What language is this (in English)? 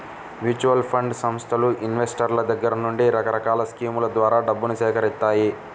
Telugu